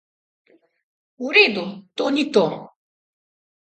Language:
Slovenian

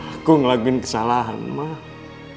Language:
Indonesian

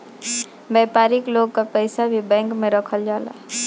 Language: Bhojpuri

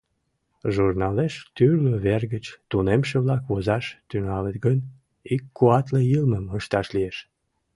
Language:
Mari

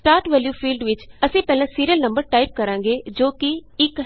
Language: Punjabi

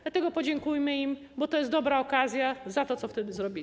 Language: Polish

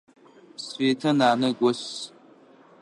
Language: Adyghe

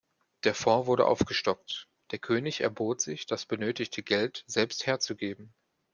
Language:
German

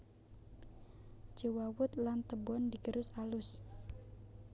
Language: Javanese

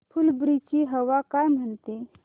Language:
Marathi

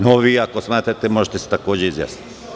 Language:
Serbian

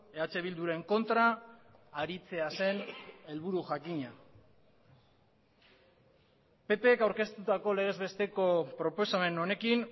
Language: Basque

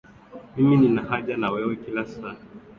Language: Swahili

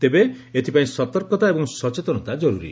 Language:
Odia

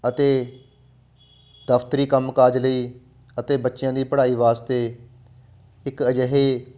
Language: Punjabi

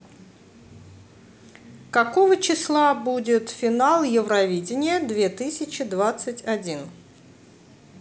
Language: Russian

